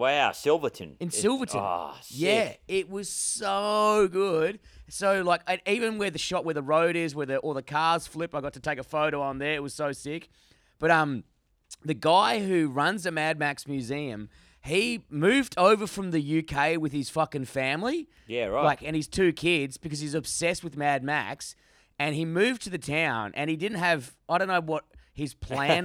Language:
English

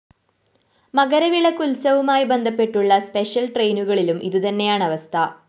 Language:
Malayalam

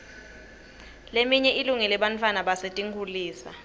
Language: Swati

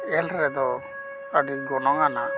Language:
Santali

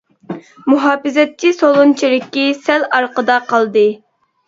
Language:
Uyghur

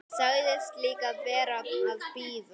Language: Icelandic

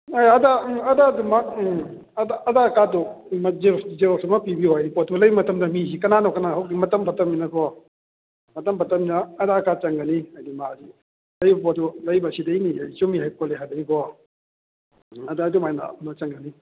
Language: Manipuri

